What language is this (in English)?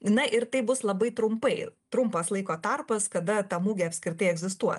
Lithuanian